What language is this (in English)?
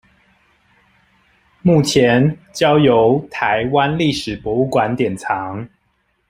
Chinese